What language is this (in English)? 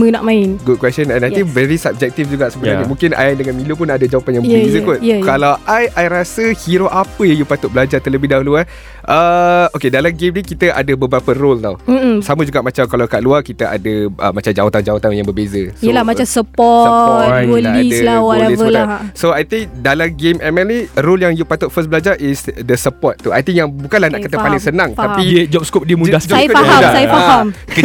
Malay